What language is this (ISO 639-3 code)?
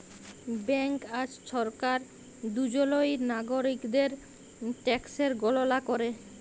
ben